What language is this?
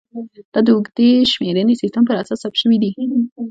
Pashto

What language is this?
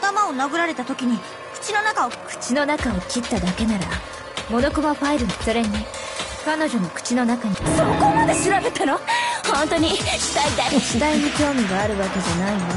Japanese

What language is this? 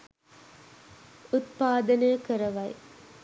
Sinhala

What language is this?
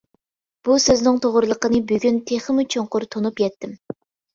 Uyghur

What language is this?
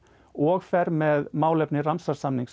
Icelandic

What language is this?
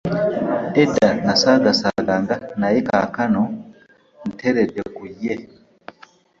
Ganda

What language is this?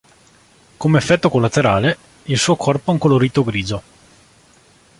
Italian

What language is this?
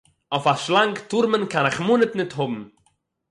Yiddish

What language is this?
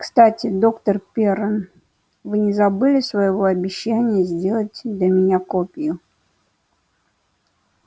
Russian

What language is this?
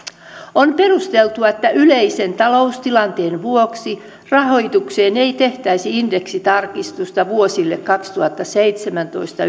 Finnish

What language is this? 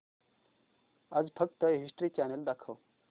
Marathi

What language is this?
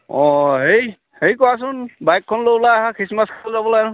Assamese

